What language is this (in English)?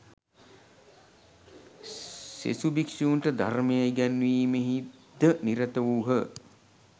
Sinhala